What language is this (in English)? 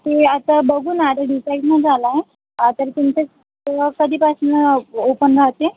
Marathi